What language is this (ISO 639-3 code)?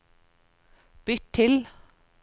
nor